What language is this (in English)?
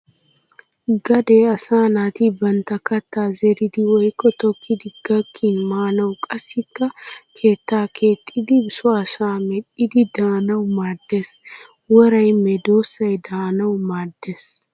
Wolaytta